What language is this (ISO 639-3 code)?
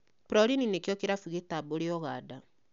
kik